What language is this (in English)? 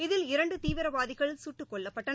Tamil